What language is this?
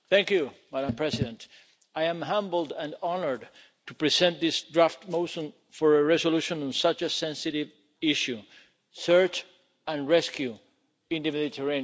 English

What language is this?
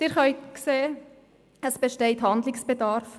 Swiss German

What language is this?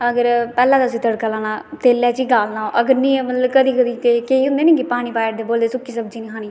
Dogri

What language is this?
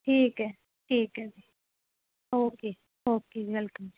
Punjabi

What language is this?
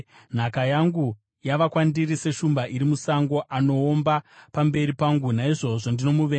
Shona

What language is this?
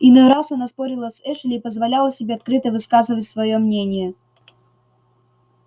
Russian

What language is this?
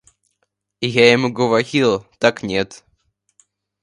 Russian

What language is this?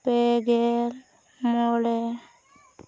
Santali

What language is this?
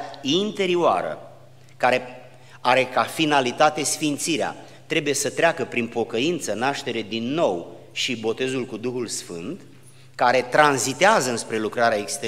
Romanian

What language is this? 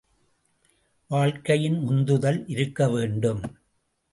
Tamil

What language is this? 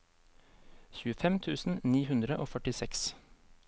Norwegian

